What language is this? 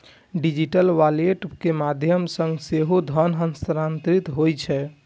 Maithili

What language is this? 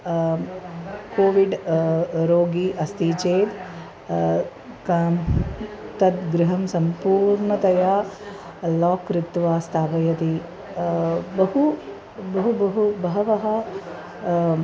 Sanskrit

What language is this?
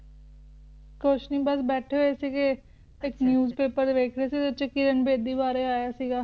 Punjabi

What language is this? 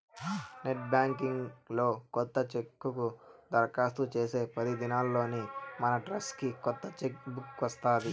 Telugu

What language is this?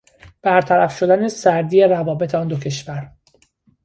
Persian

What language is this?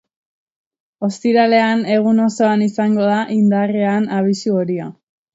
Basque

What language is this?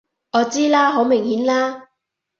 Cantonese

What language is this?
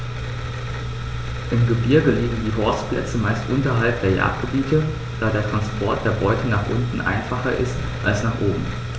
German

